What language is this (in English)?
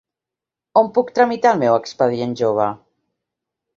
Catalan